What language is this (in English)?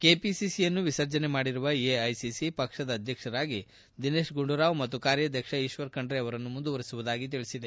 Kannada